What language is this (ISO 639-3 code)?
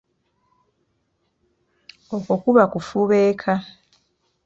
lug